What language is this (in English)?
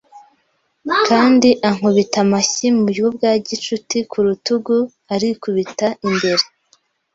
Kinyarwanda